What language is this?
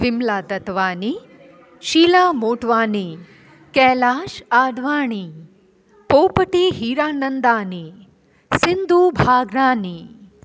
Sindhi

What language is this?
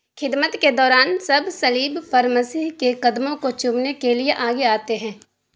Urdu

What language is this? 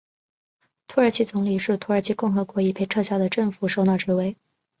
Chinese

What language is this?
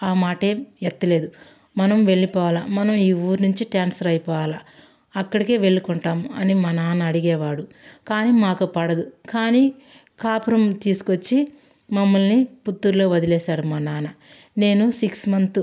Telugu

